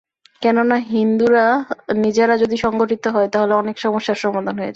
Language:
Bangla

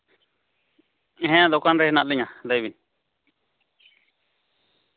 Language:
Santali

